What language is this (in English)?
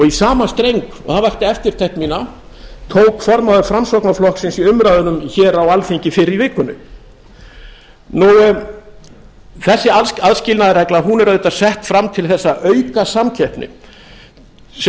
Icelandic